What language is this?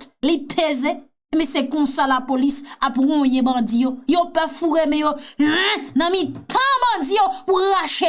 French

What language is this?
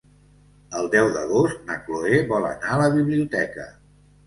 Catalan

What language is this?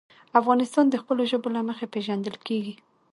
Pashto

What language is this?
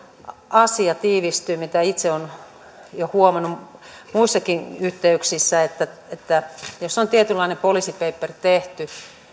Finnish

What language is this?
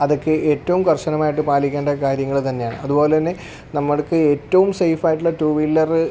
Malayalam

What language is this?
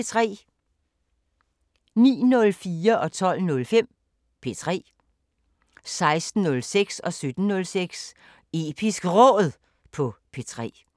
Danish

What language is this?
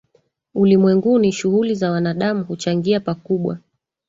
Swahili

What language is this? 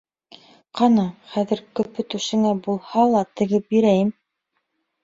Bashkir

